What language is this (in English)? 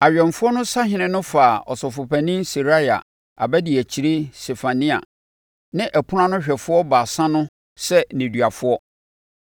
Akan